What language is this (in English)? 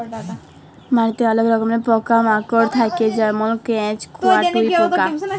Bangla